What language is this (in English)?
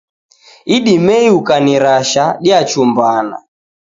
Taita